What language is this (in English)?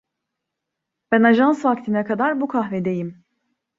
Turkish